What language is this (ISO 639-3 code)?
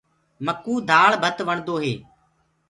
ggg